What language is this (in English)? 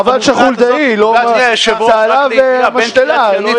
Hebrew